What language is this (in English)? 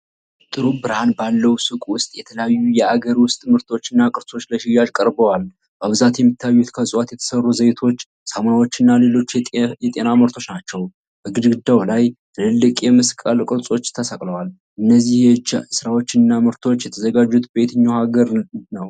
Amharic